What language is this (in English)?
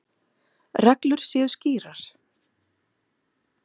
Icelandic